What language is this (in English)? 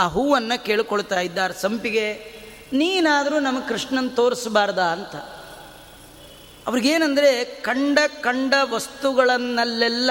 Kannada